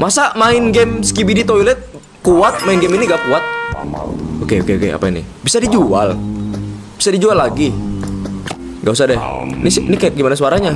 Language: Indonesian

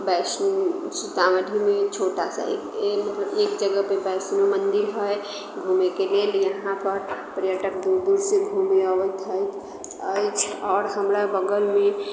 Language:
Maithili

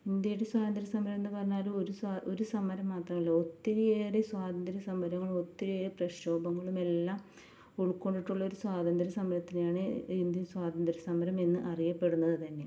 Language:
Malayalam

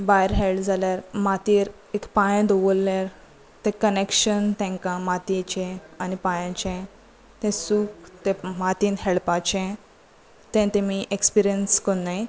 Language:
Konkani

